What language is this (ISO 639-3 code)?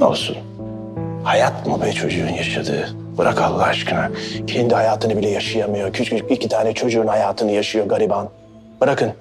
tur